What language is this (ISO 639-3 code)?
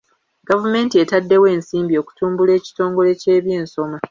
lug